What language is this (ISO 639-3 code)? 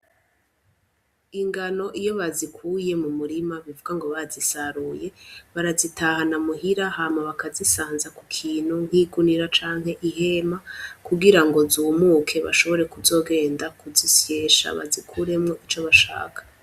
run